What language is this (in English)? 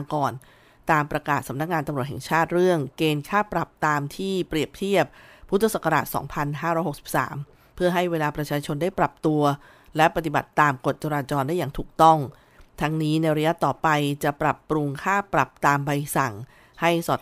Thai